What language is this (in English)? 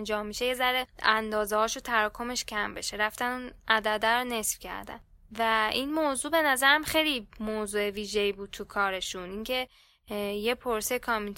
Persian